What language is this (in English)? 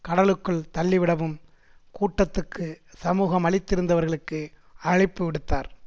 Tamil